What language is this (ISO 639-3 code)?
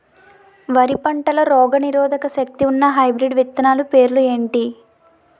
tel